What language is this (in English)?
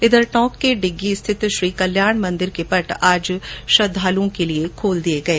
Hindi